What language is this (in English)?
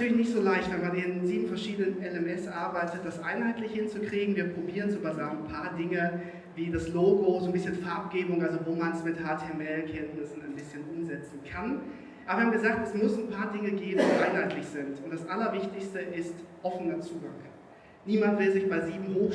German